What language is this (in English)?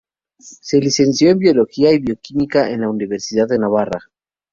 Spanish